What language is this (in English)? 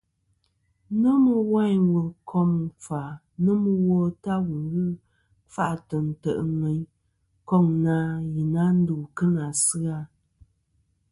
Kom